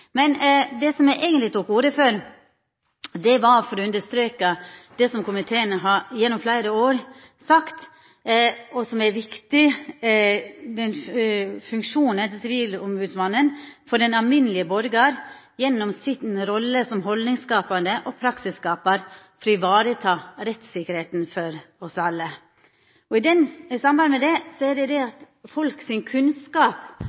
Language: Norwegian Nynorsk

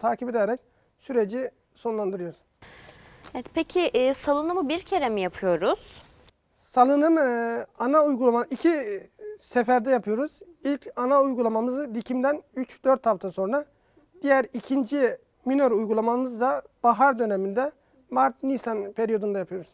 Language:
Turkish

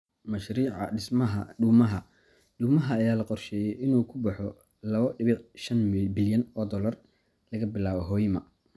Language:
Somali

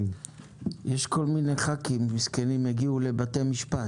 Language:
Hebrew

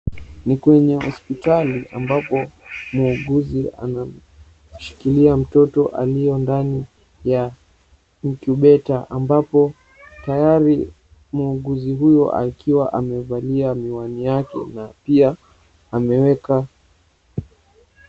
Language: Swahili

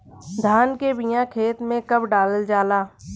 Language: Bhojpuri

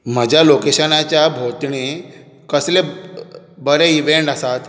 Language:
Konkani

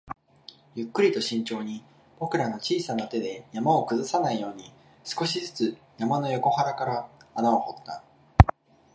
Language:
Japanese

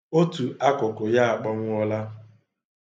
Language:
Igbo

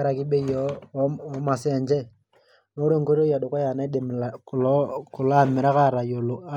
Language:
Masai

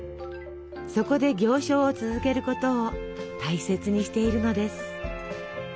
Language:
Japanese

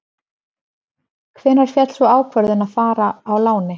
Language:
Icelandic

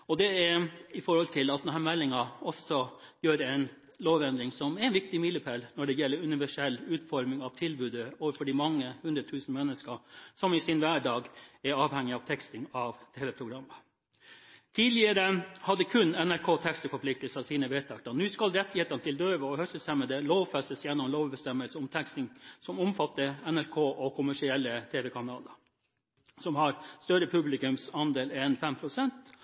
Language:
Norwegian Bokmål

